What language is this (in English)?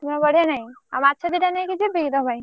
Odia